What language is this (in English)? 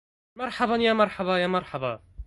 Arabic